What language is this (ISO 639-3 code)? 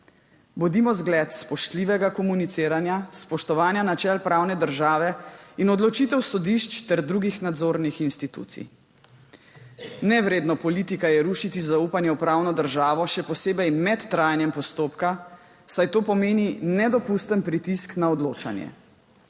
slv